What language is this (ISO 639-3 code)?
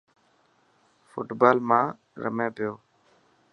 mki